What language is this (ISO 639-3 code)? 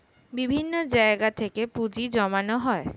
ben